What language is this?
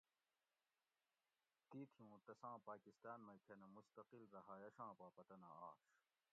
Gawri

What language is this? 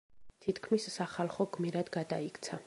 Georgian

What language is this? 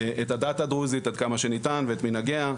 Hebrew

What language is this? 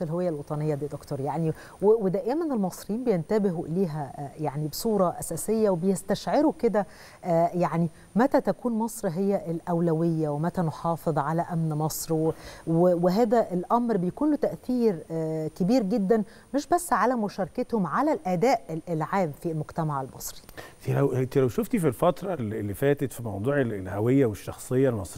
Arabic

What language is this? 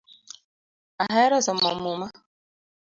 Luo (Kenya and Tanzania)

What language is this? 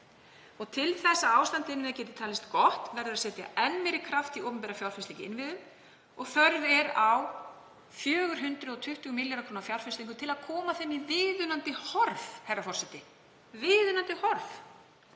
Icelandic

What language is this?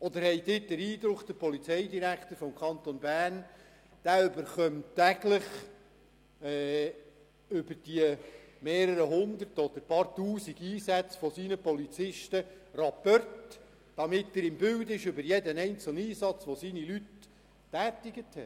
Swiss German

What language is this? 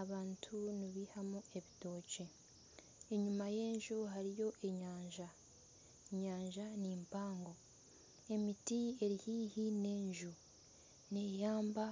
Nyankole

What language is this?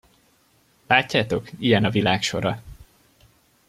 Hungarian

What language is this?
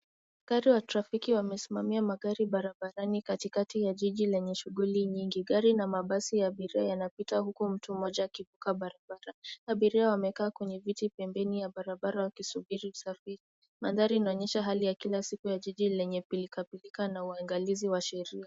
Swahili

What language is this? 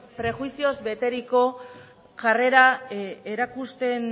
Basque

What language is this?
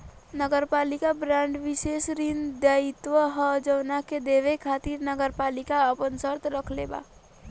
Bhojpuri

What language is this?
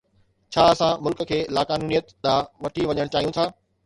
Sindhi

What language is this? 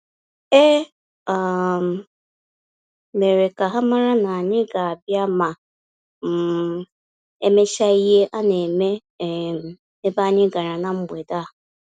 Igbo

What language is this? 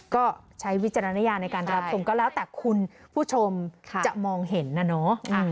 Thai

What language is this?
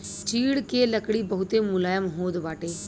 Bhojpuri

